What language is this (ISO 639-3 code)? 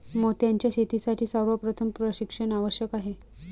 mar